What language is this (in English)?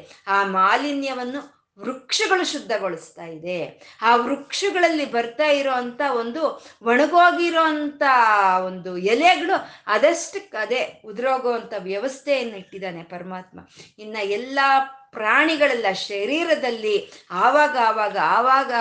Kannada